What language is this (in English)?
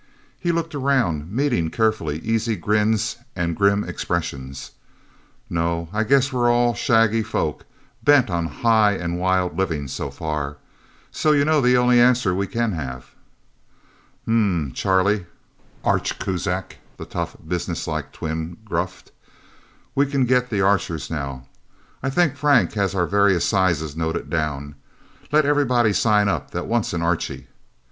English